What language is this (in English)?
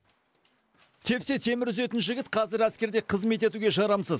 Kazakh